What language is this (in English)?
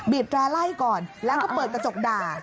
Thai